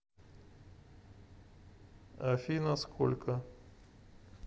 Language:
Russian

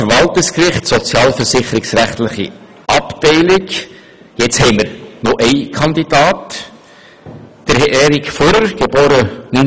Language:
Swiss German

